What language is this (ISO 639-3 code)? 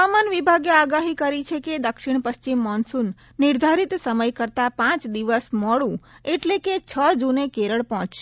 guj